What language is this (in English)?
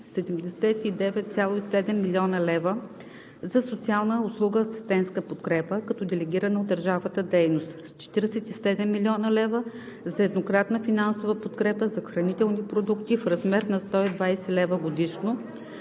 Bulgarian